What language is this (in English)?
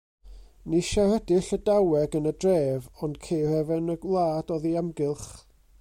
Welsh